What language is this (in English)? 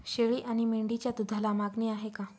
Marathi